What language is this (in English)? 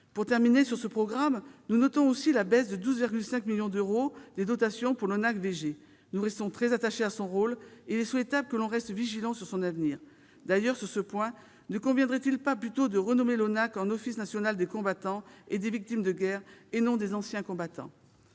French